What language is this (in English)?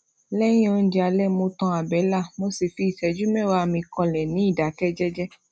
Yoruba